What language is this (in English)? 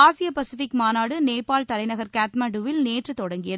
Tamil